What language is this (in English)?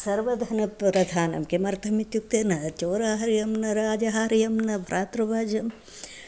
Sanskrit